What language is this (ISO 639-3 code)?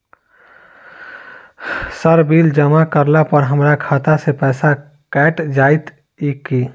mai